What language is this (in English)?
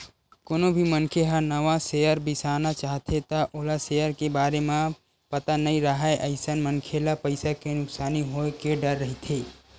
Chhattisgarhi